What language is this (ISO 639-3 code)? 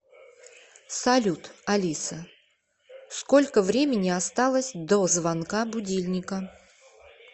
rus